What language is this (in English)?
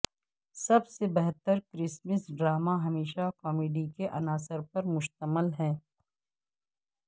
Urdu